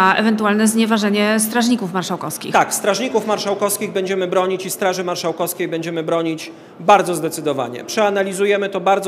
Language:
Polish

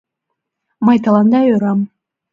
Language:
Mari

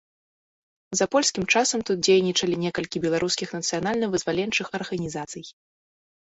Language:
Belarusian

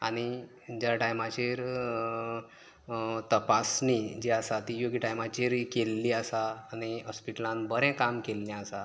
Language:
Konkani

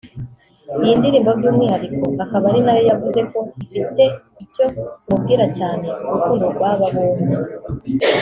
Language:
Kinyarwanda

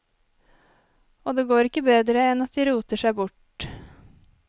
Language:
Norwegian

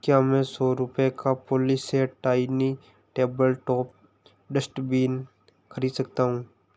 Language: Hindi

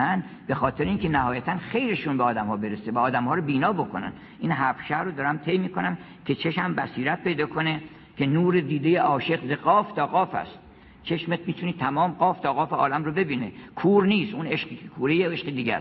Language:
Persian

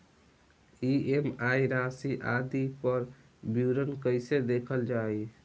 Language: Bhojpuri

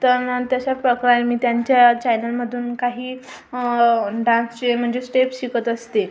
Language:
Marathi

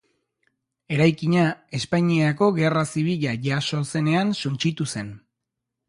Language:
Basque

